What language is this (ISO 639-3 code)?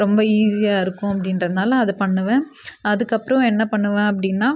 tam